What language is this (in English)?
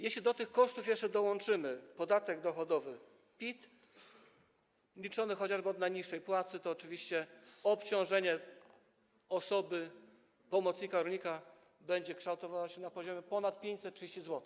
Polish